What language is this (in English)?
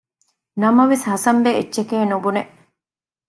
Divehi